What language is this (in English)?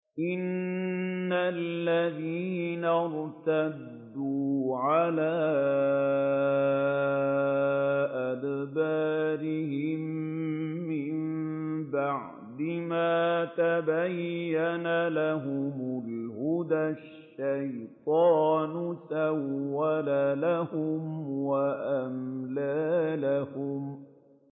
Arabic